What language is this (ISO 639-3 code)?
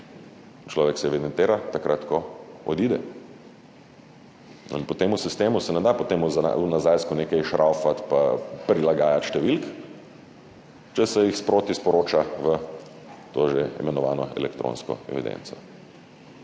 slv